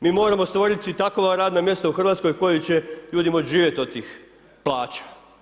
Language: Croatian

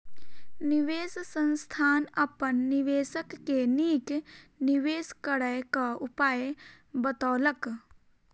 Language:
Maithili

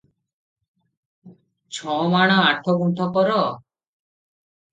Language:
Odia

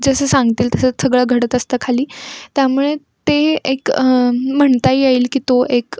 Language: Marathi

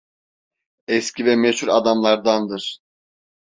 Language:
Turkish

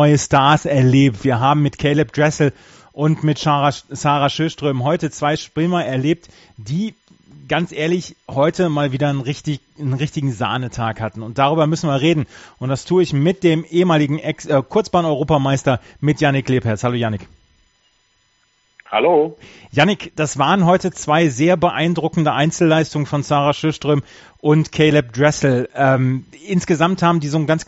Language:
German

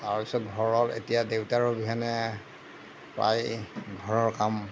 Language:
Assamese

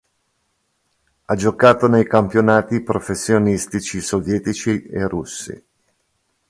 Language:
Italian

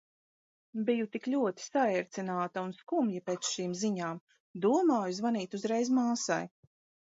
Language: Latvian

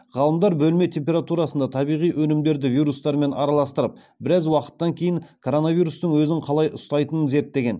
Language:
Kazakh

